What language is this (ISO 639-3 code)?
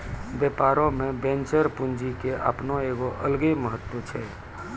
mai